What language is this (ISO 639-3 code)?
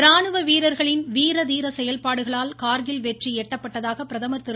tam